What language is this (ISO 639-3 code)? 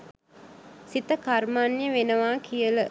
sin